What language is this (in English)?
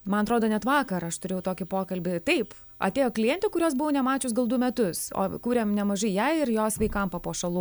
Lithuanian